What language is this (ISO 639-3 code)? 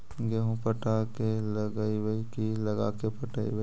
mag